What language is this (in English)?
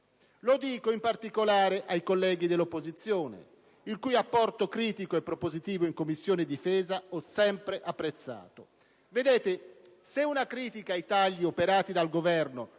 Italian